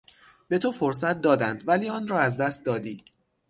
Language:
Persian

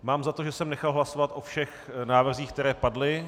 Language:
Czech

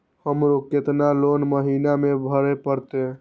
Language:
Maithili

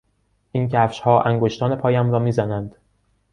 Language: Persian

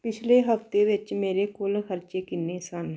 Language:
Punjabi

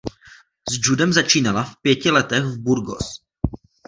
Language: Czech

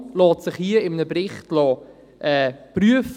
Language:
Swiss German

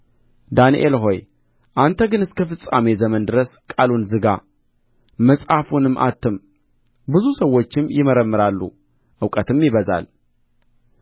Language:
Amharic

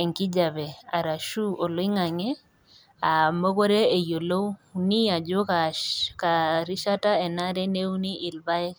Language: Masai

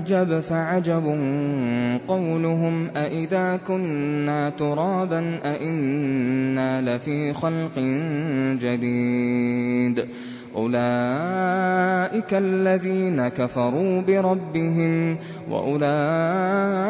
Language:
Arabic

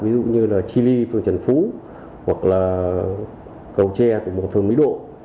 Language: Vietnamese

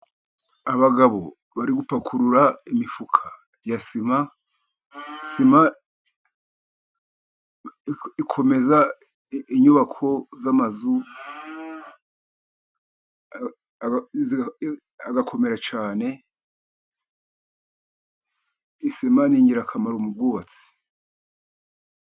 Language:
Kinyarwanda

